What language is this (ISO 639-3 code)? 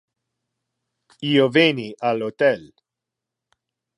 ina